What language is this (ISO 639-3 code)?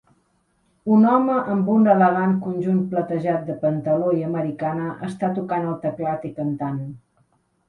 cat